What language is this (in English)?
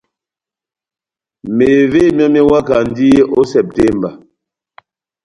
Batanga